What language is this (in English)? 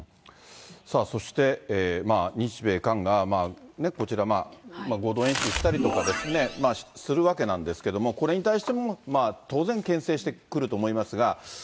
Japanese